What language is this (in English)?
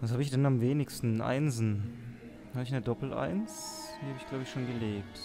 German